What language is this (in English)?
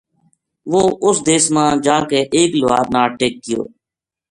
Gujari